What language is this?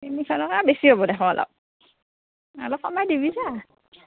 Assamese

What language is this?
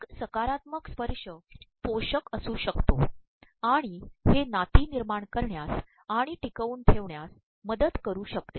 Marathi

